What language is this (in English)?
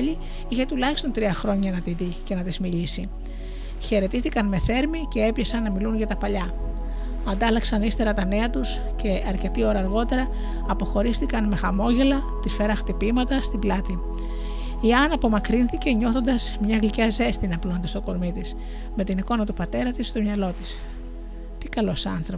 Greek